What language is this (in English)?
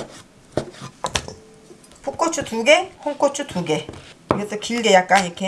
Korean